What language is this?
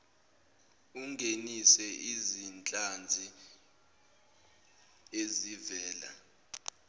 Zulu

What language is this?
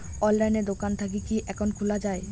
Bangla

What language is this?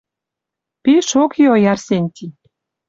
Western Mari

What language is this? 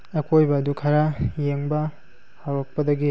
Manipuri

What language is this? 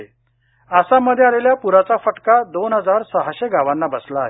Marathi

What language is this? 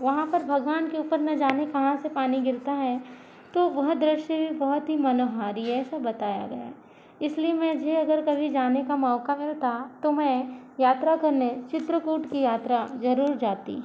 Hindi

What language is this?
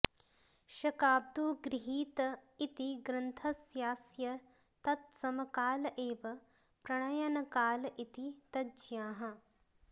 Sanskrit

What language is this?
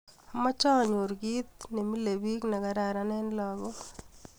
Kalenjin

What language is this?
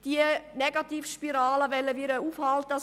Swiss German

